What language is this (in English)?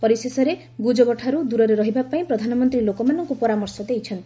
Odia